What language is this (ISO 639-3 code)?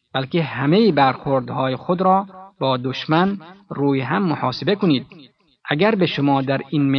fas